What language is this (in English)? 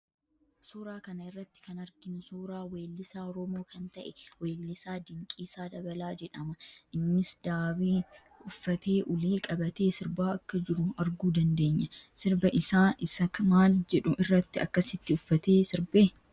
Oromo